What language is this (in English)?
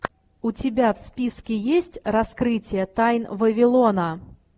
Russian